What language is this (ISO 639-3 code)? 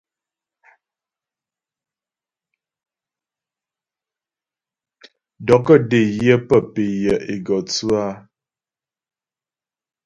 bbj